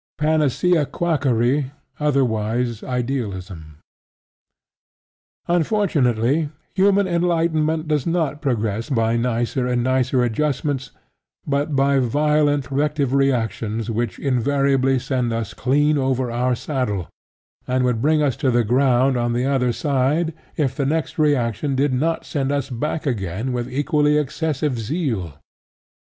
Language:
English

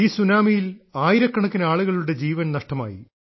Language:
Malayalam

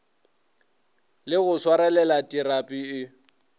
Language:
Northern Sotho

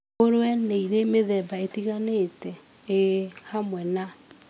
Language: Kikuyu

